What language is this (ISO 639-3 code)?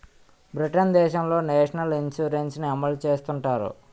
tel